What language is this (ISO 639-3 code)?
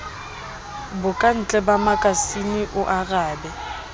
sot